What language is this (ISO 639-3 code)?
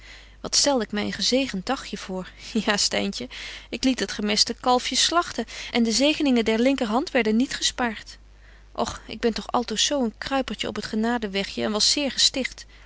nld